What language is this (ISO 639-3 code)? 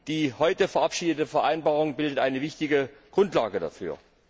deu